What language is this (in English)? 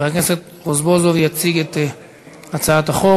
Hebrew